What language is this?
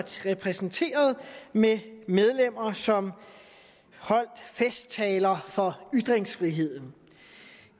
Danish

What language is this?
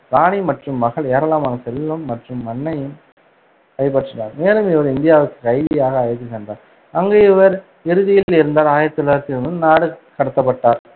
Tamil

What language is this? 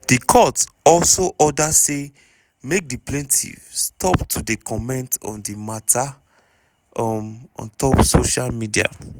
Nigerian Pidgin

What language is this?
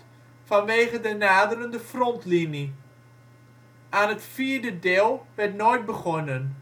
Dutch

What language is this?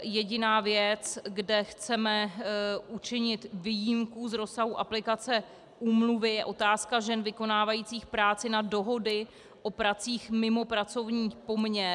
Czech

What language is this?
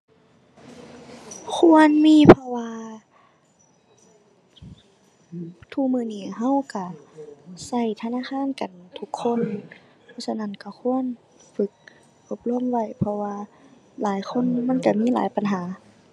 Thai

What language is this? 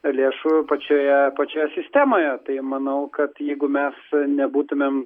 Lithuanian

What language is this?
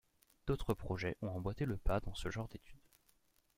French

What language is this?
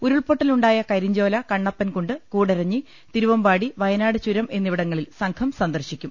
Malayalam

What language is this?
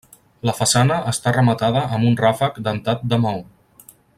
Catalan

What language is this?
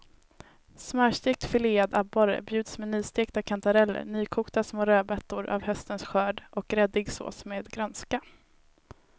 Swedish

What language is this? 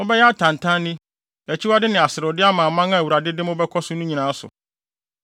Akan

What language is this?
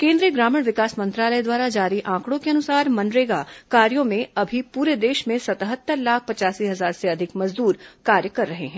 Hindi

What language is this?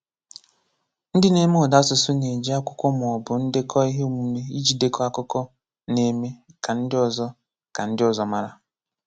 Igbo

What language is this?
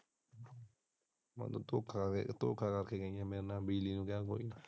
Punjabi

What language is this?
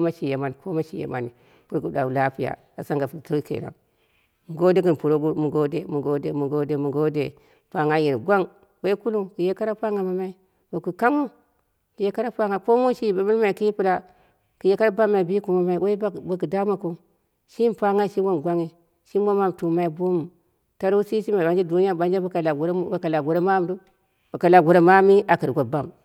Dera (Nigeria)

